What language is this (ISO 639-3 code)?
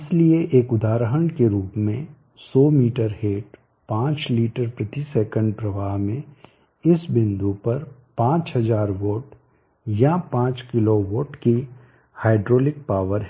hin